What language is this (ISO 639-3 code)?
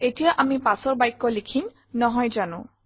asm